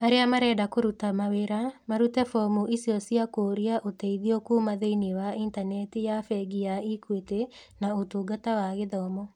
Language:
Kikuyu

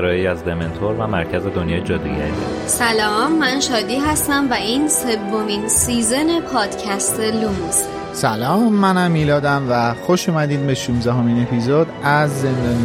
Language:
Persian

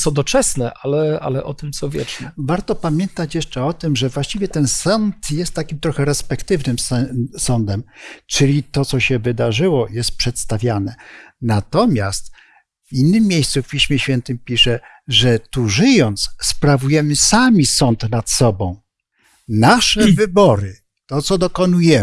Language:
Polish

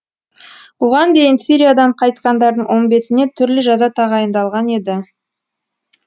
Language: Kazakh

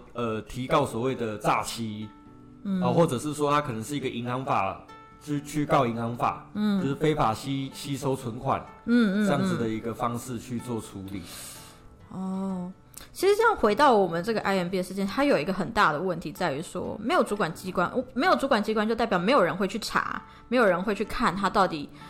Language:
Chinese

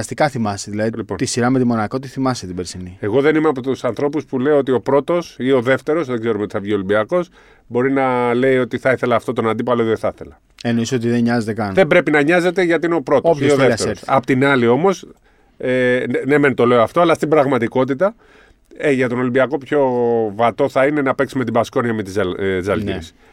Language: Greek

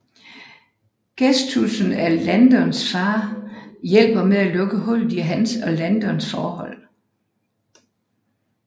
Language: Danish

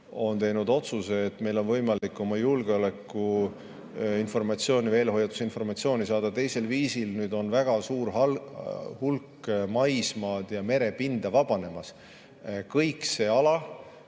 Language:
Estonian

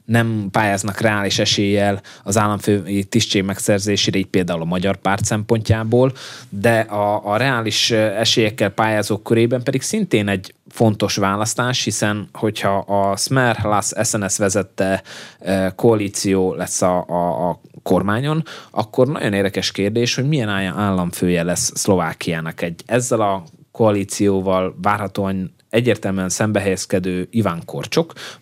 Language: Hungarian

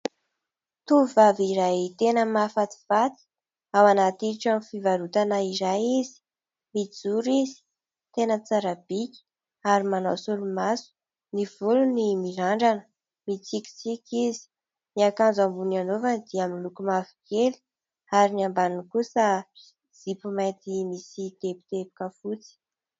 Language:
Malagasy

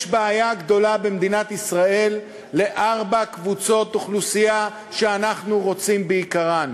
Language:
Hebrew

